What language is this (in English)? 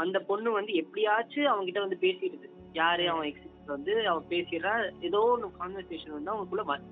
Tamil